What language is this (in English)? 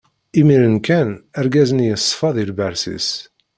Kabyle